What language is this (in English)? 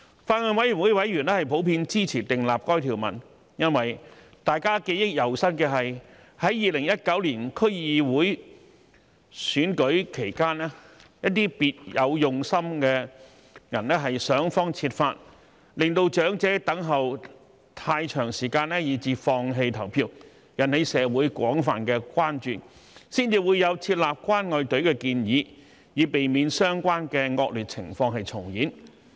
Cantonese